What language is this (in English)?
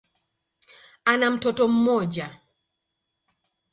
Swahili